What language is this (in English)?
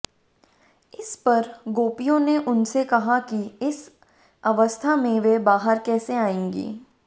Hindi